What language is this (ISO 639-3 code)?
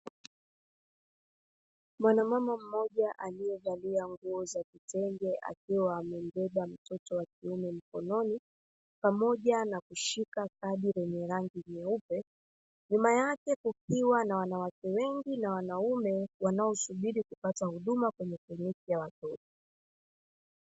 swa